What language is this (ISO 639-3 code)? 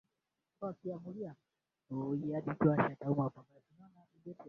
swa